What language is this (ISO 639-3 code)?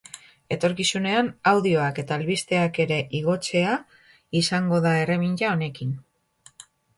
eus